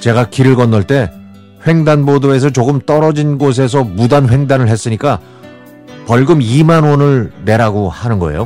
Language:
Korean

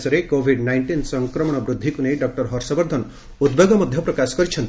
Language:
Odia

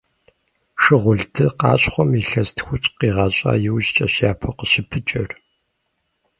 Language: Kabardian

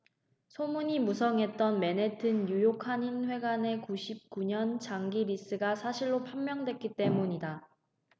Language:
Korean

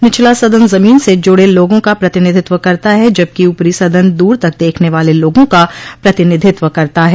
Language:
Hindi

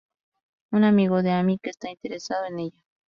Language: Spanish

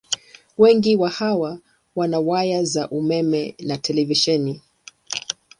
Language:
Swahili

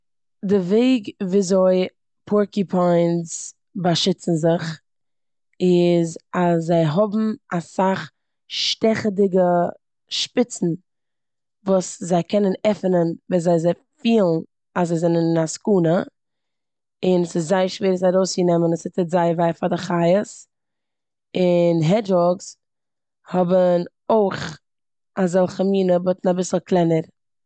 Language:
Yiddish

